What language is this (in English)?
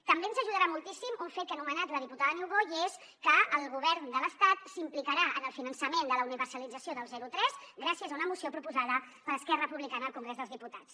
Catalan